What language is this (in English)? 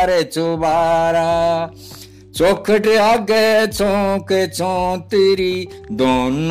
Hindi